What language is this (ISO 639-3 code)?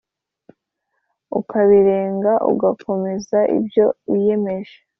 kin